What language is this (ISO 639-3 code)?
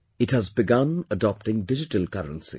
eng